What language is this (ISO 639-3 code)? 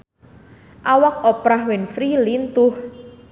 sun